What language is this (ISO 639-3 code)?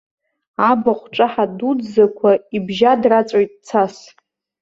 abk